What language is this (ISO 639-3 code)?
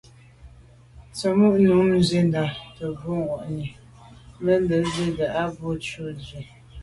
byv